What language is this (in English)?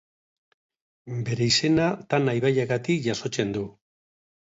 Basque